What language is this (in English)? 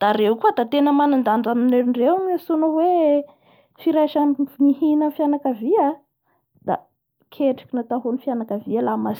Bara Malagasy